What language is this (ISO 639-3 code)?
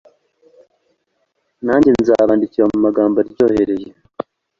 kin